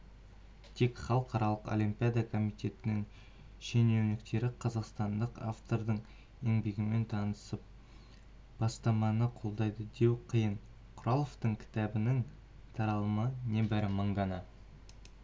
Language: Kazakh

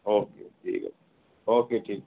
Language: Bangla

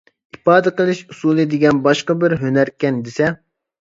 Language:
Uyghur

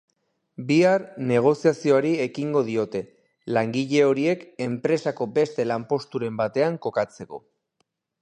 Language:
Basque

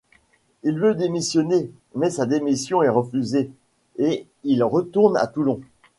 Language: French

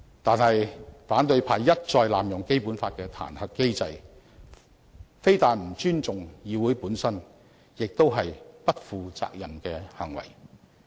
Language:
Cantonese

